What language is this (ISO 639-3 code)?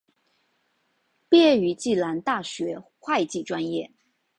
zho